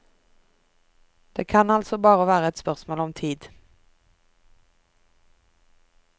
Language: Norwegian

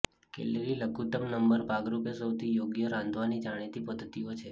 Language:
Gujarati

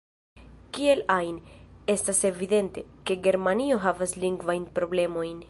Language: Esperanto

